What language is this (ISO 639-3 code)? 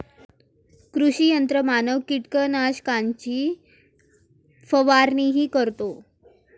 mar